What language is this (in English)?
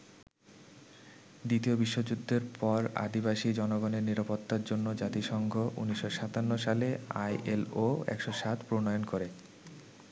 Bangla